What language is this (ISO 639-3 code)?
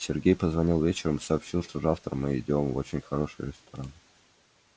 rus